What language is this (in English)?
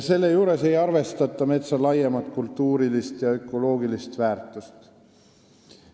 Estonian